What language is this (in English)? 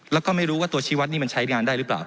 Thai